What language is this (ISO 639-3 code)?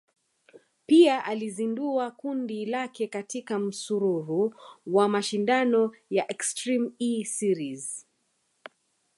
swa